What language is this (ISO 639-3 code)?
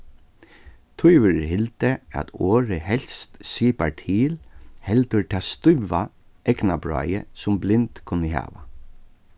fao